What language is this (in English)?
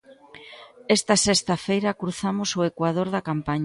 Galician